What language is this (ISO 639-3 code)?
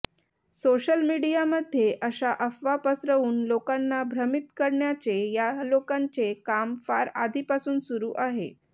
mar